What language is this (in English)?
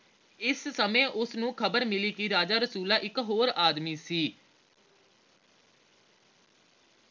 Punjabi